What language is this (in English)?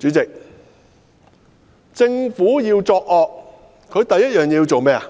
Cantonese